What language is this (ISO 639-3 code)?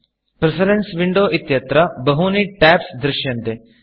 san